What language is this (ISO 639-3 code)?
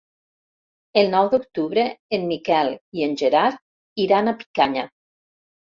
cat